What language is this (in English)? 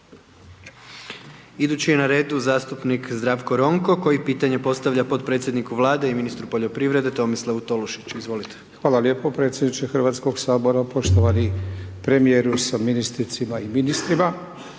Croatian